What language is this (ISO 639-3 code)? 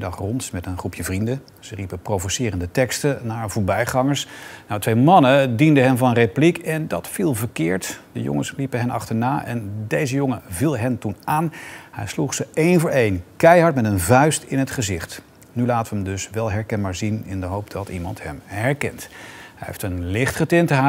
nld